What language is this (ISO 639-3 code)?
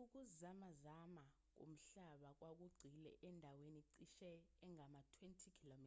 zul